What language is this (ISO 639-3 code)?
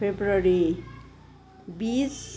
nep